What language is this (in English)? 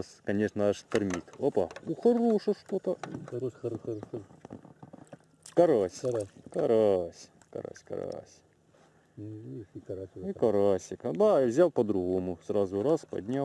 Russian